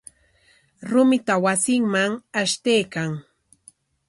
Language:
Corongo Ancash Quechua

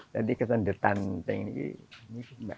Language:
Indonesian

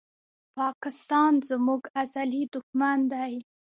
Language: Pashto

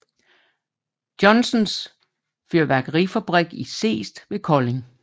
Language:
Danish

